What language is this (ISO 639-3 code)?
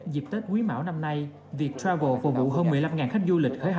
vie